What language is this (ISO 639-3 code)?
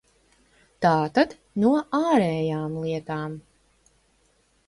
lav